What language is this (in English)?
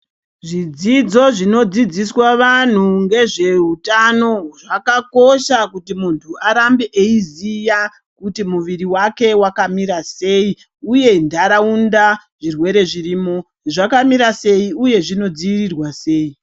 Ndau